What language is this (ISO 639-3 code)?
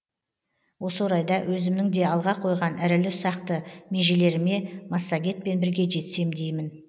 kaz